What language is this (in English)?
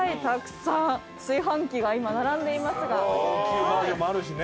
Japanese